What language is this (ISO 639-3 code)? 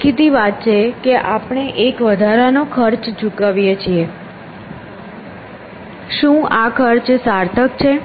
guj